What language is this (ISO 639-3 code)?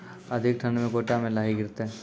mai